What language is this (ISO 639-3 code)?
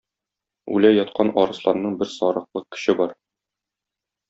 tat